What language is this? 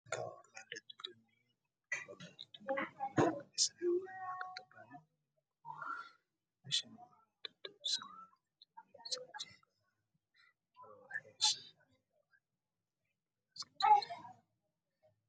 Somali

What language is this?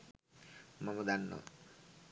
Sinhala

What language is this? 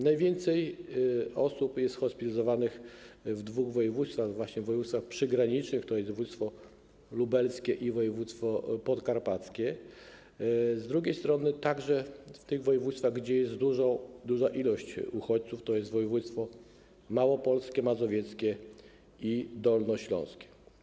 Polish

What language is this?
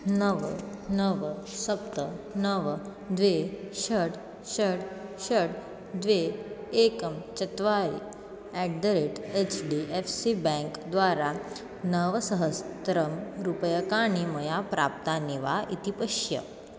Sanskrit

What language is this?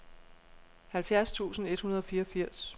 Danish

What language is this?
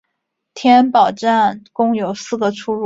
Chinese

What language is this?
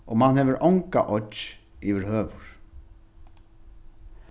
Faroese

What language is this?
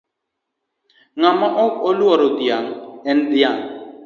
Luo (Kenya and Tanzania)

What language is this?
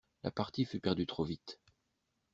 French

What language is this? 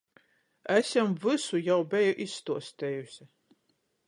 Latgalian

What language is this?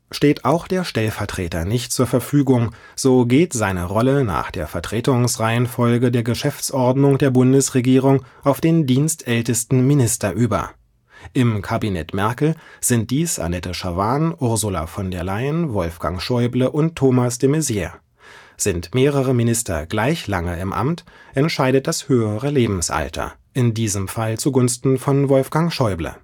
German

